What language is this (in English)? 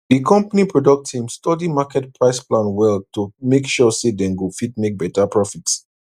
Nigerian Pidgin